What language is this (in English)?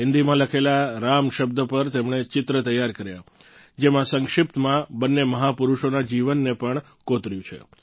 Gujarati